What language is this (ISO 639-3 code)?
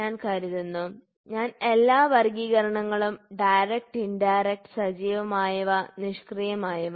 mal